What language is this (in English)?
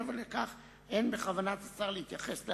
Hebrew